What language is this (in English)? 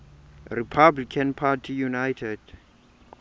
Xhosa